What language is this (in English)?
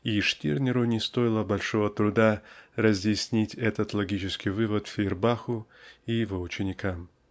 Russian